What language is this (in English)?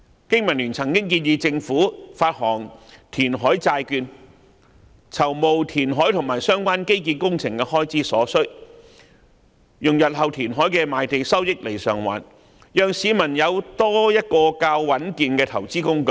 Cantonese